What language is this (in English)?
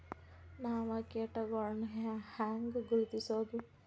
Kannada